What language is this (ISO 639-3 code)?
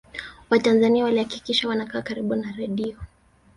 swa